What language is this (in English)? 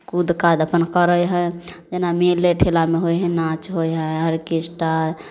Maithili